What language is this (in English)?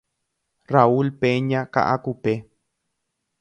Guarani